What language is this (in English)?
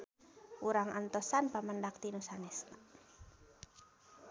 Sundanese